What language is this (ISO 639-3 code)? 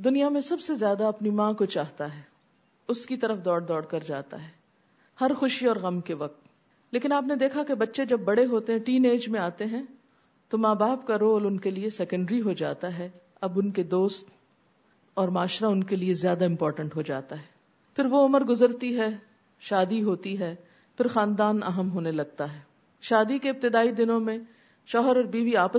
urd